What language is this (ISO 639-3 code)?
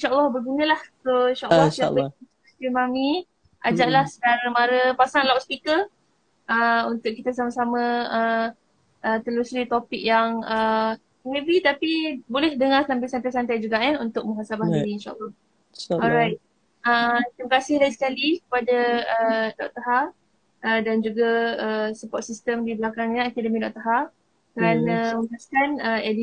msa